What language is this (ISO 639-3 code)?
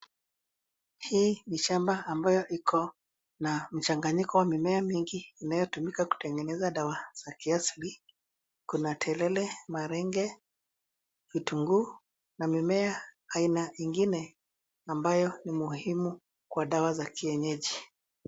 swa